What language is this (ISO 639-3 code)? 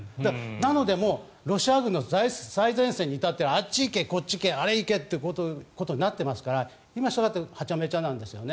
jpn